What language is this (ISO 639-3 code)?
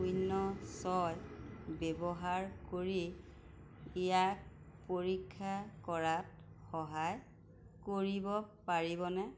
asm